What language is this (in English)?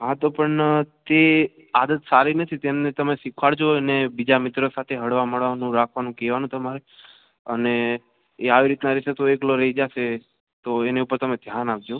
Gujarati